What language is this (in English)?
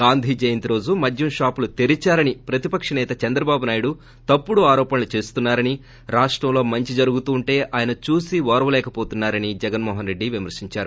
Telugu